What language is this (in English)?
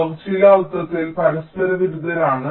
Malayalam